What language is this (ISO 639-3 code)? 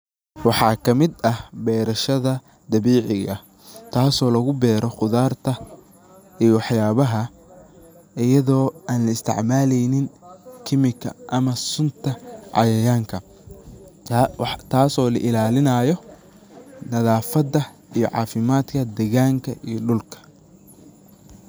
som